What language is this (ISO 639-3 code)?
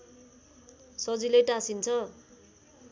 nep